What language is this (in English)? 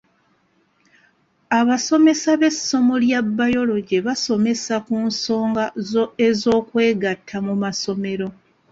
Ganda